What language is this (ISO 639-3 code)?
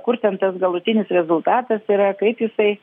lit